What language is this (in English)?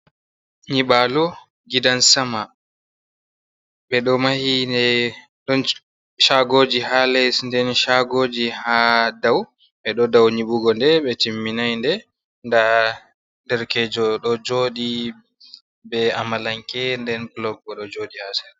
Fula